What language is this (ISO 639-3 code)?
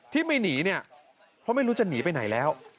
tha